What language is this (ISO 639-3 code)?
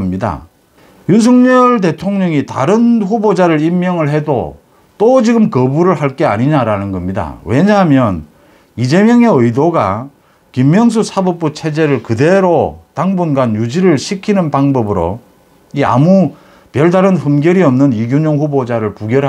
kor